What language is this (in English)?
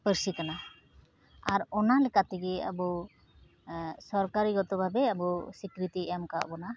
Santali